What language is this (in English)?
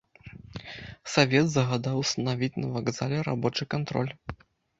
Belarusian